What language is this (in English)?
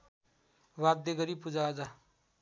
Nepali